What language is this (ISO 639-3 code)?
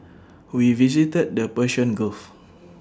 eng